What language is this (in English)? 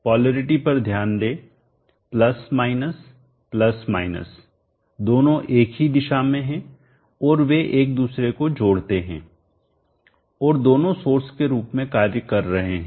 Hindi